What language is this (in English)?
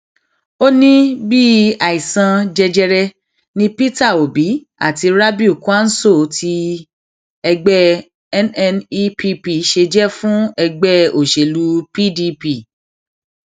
Yoruba